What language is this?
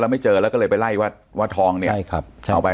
Thai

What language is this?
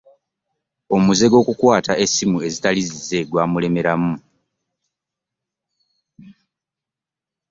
Ganda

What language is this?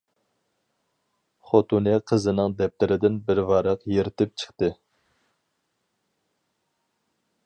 Uyghur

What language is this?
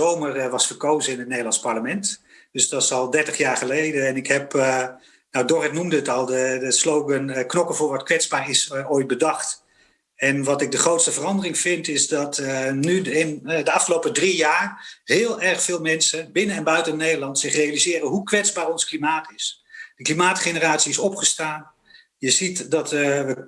Dutch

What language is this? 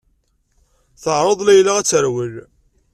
Kabyle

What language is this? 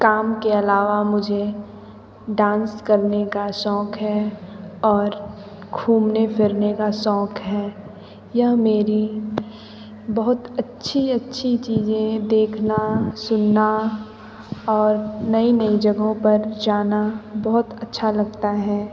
Hindi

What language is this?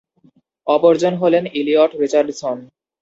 Bangla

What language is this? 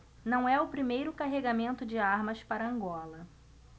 Portuguese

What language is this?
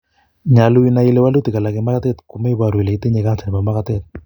Kalenjin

